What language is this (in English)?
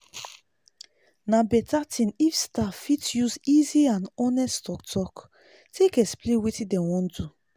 Nigerian Pidgin